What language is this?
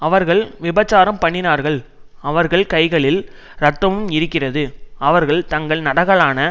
Tamil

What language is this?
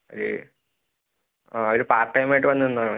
Malayalam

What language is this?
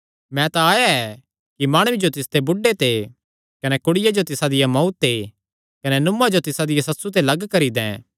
Kangri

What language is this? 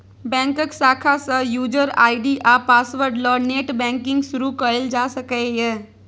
Maithili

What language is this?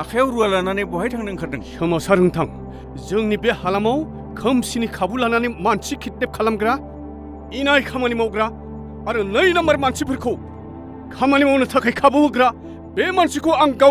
Korean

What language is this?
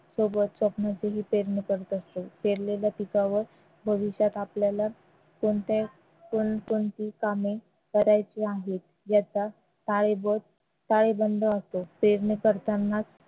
Marathi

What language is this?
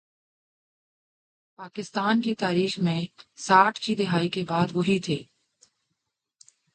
Urdu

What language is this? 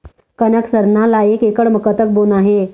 Chhattisgarhi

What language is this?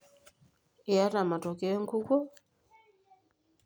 Masai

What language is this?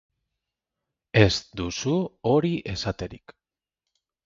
Basque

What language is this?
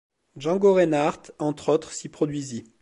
French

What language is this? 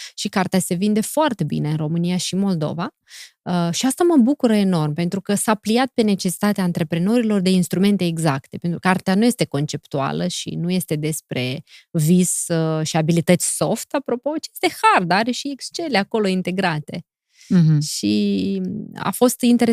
Romanian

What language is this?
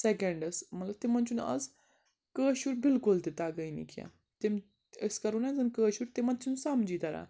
Kashmiri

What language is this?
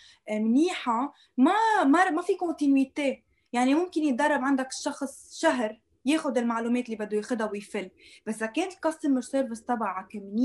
Arabic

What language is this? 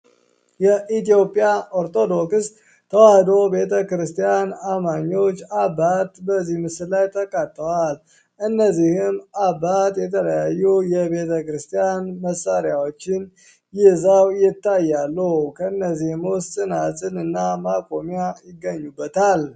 Amharic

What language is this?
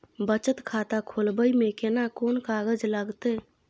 Maithili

